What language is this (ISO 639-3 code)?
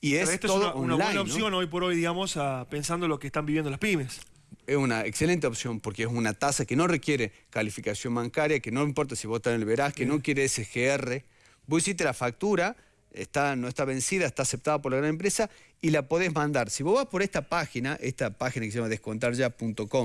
spa